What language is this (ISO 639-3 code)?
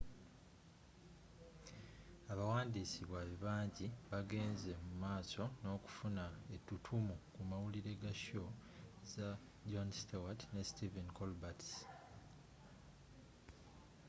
lug